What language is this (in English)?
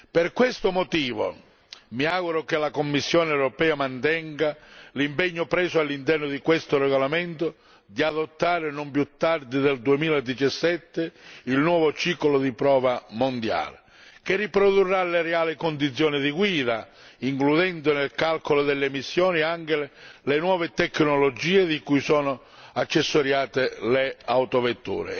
Italian